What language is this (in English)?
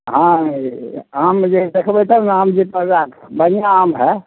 Maithili